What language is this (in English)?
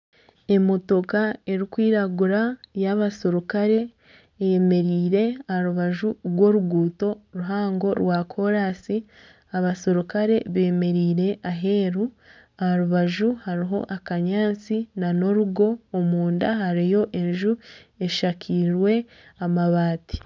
Nyankole